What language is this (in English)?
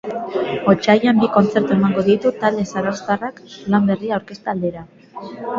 Basque